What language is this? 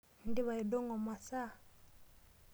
Masai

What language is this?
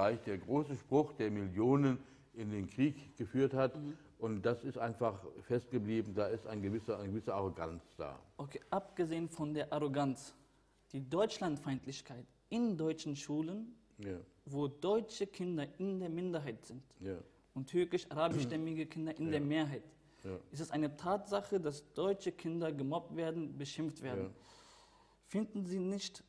German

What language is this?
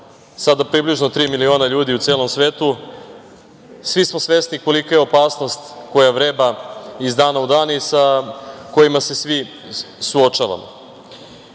Serbian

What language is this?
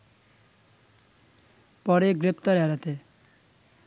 Bangla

